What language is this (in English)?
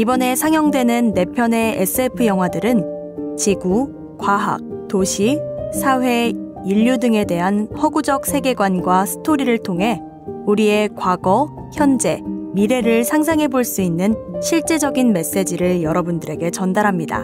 Korean